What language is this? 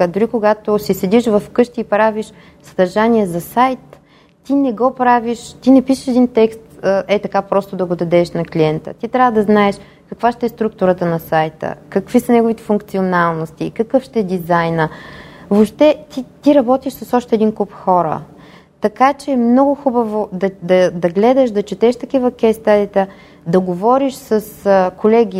Bulgarian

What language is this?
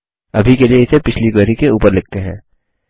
Hindi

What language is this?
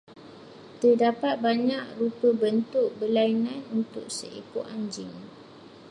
Malay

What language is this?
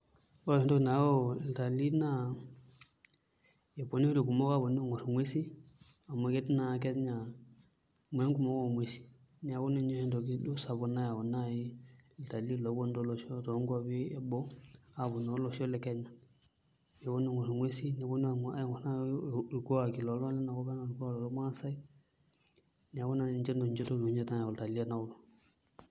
Masai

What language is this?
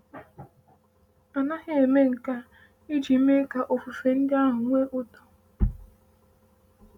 Igbo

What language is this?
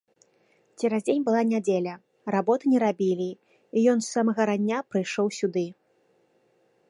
Belarusian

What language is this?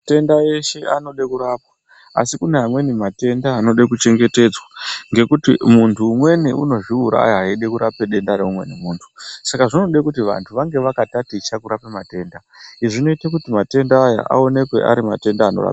Ndau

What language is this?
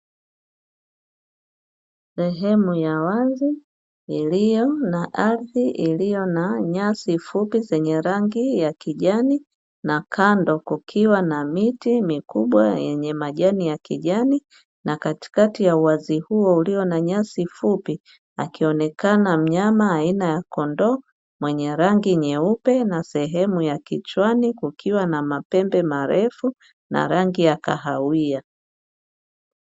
Swahili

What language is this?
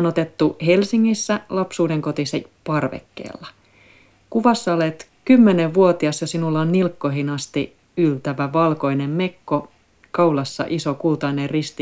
Finnish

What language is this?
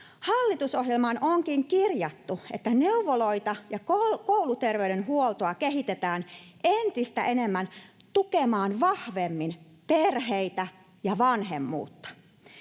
Finnish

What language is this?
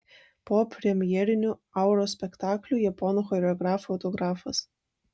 Lithuanian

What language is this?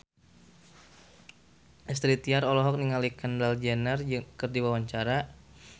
Sundanese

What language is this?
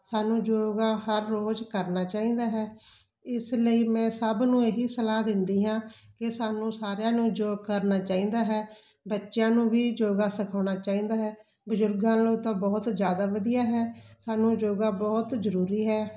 Punjabi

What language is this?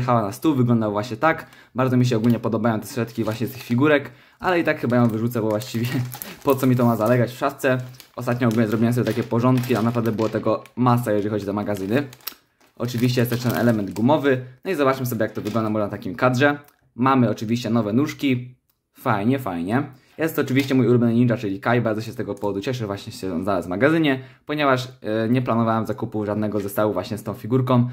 Polish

